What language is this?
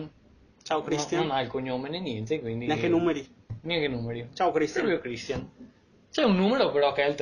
Italian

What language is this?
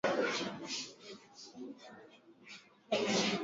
Swahili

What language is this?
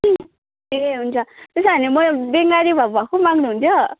Nepali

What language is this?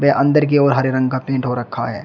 Hindi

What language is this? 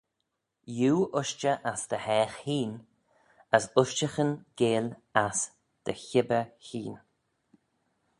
Manx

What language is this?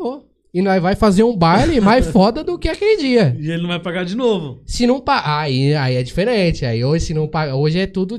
Portuguese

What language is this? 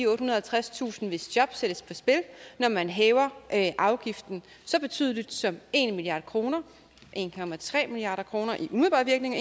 Danish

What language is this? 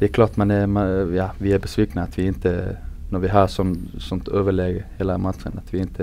Swedish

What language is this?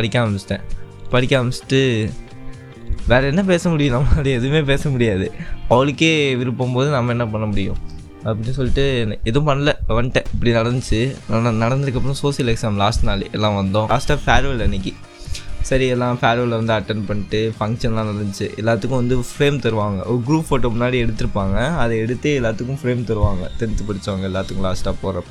Tamil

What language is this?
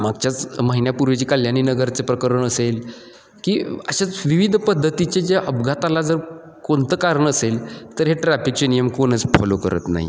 Marathi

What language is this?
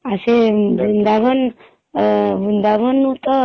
Odia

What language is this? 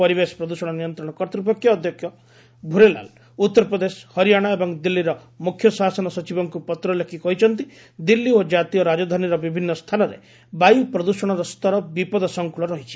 Odia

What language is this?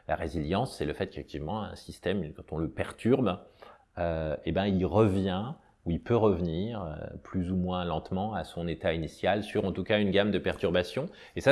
French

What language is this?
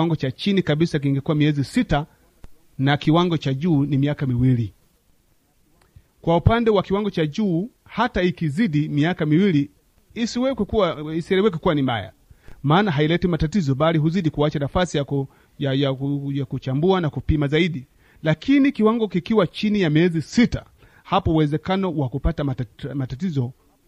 Swahili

